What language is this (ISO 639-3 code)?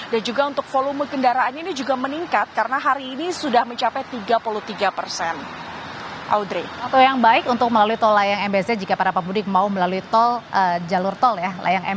ind